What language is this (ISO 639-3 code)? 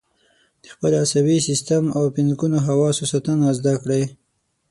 pus